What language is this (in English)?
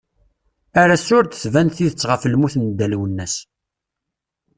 Kabyle